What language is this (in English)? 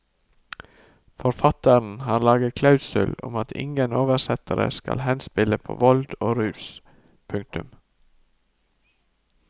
Norwegian